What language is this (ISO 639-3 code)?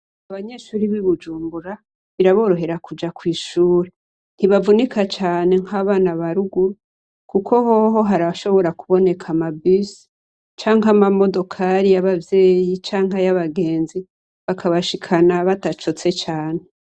run